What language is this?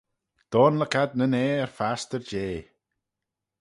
Manx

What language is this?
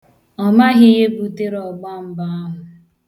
Igbo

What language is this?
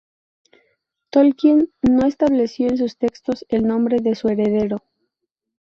Spanish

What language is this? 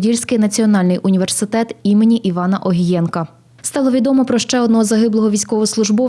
Ukrainian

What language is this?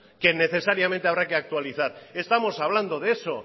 Spanish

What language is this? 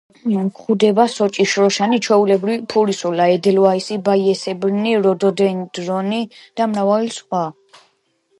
Georgian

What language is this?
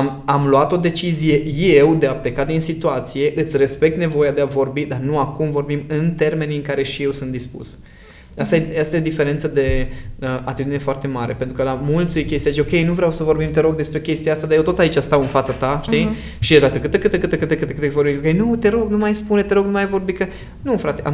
Romanian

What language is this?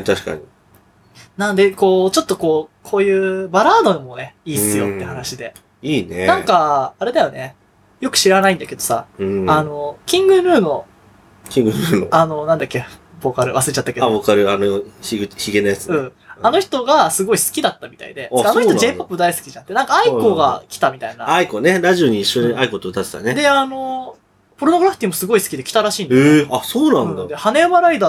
Japanese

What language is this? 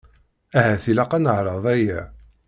Kabyle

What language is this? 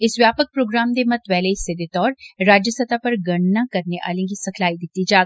Dogri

